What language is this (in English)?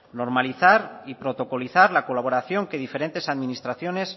Spanish